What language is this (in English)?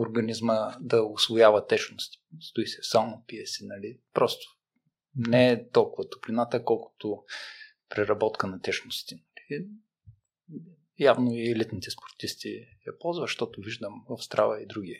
Bulgarian